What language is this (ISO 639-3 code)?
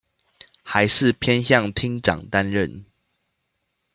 zho